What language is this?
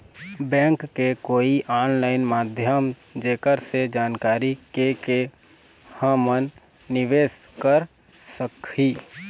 Chhattisgarhi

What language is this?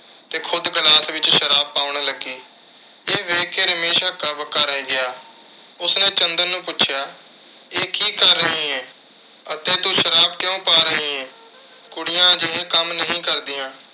Punjabi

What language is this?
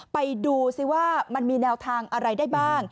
Thai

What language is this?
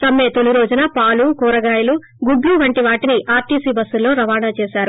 Telugu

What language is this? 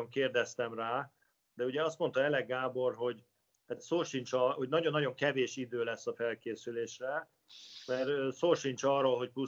Hungarian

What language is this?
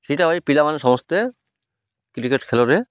Odia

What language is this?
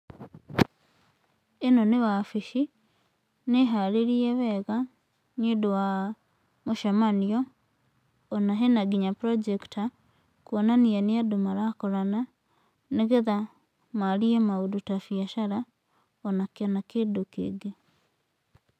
Kikuyu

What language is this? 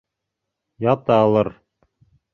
Bashkir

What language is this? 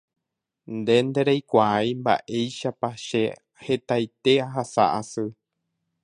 Guarani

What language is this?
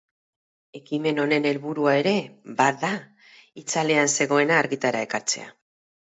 Basque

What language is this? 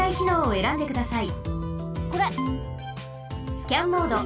Japanese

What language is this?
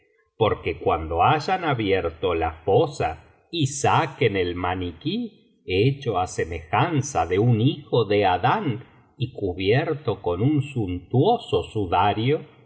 Spanish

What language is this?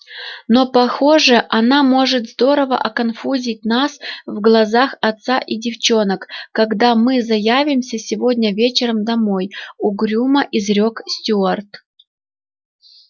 Russian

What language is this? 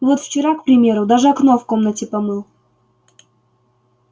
Russian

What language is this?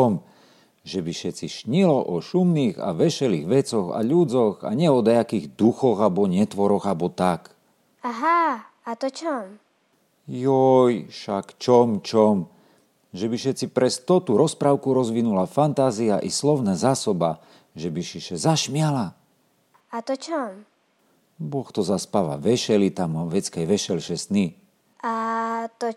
Slovak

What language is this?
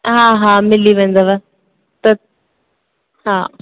Sindhi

